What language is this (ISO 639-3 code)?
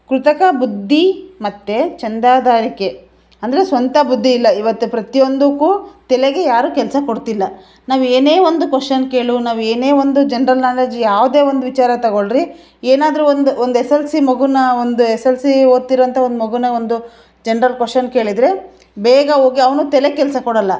kan